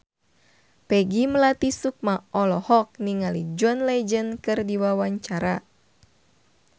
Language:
Sundanese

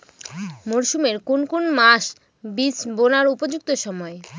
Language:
Bangla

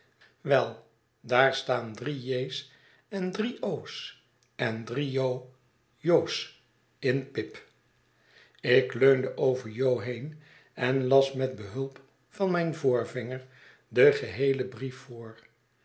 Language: Dutch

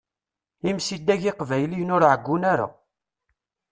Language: Kabyle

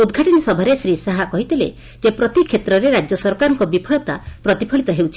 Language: Odia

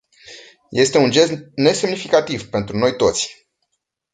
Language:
Romanian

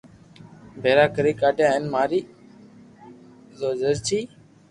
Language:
Loarki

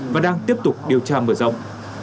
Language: Vietnamese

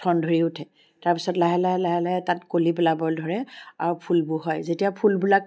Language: Assamese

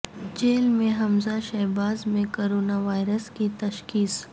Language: Urdu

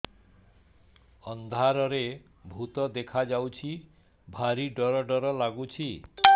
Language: Odia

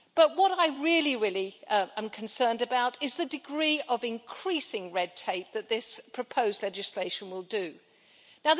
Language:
English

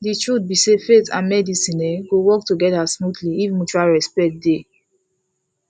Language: Nigerian Pidgin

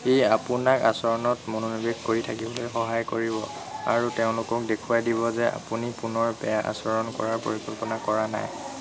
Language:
Assamese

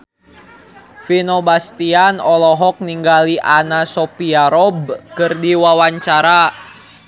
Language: Sundanese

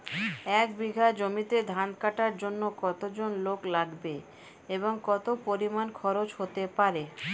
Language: Bangla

